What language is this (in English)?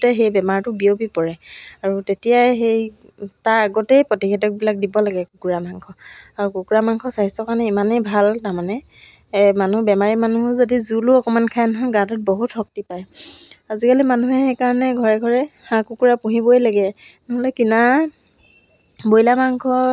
Assamese